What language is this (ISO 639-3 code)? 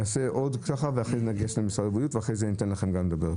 heb